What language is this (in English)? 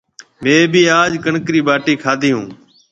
Marwari (Pakistan)